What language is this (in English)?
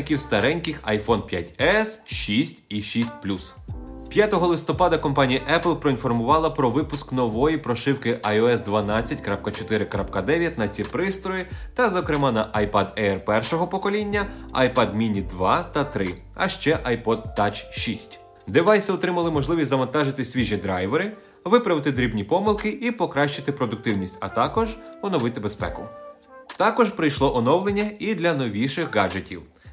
Ukrainian